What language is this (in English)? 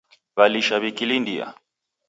Taita